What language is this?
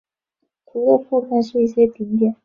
Chinese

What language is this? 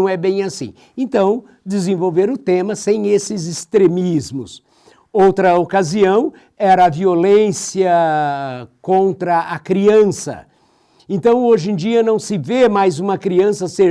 Portuguese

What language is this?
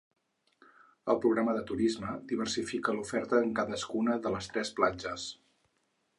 Catalan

